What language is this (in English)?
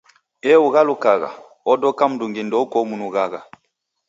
Taita